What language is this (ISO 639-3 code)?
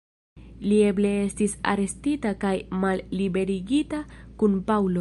epo